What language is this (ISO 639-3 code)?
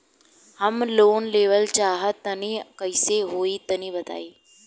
bho